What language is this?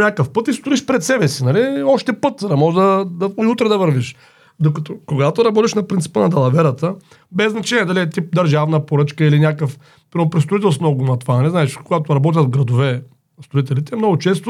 Bulgarian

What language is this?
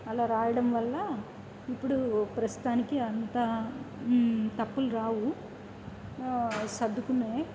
Telugu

